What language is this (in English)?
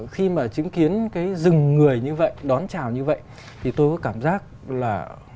Vietnamese